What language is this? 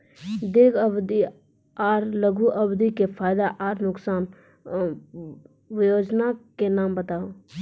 Maithili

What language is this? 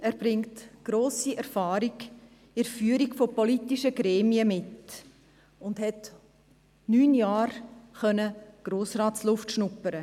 Swiss German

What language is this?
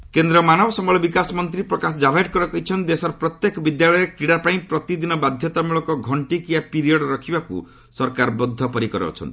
Odia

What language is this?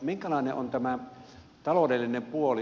Finnish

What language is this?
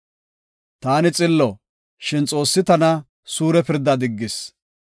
Gofa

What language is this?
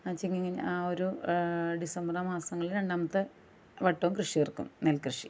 Malayalam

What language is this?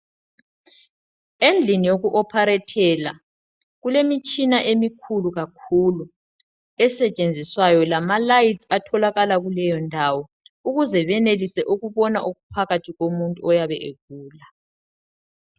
North Ndebele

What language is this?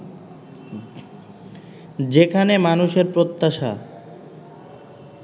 Bangla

